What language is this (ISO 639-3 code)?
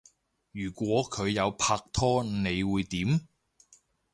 yue